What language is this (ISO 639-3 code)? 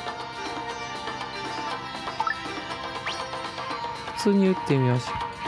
jpn